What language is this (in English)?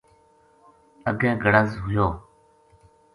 Gujari